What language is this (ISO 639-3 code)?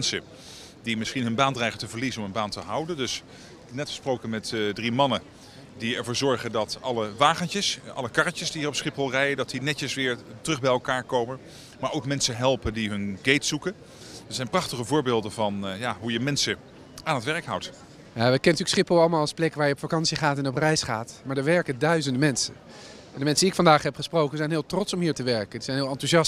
nld